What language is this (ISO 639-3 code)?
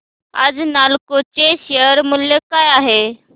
mar